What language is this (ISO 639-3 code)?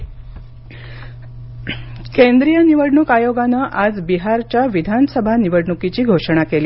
mar